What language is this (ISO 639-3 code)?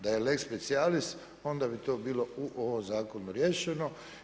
hrv